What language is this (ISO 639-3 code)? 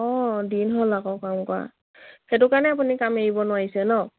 asm